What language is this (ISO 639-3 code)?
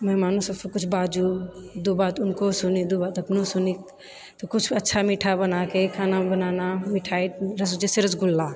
mai